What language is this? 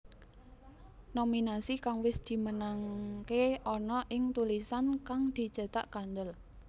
Javanese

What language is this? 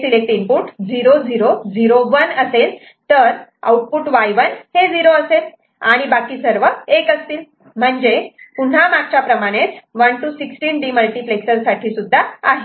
Marathi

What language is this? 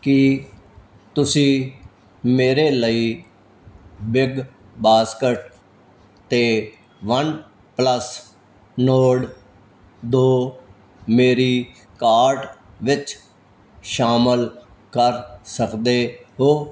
Punjabi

